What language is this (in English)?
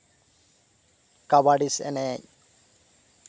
Santali